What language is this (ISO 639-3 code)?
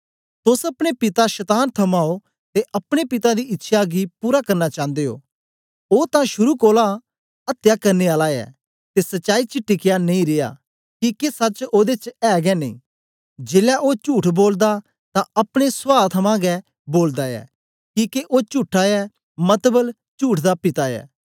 doi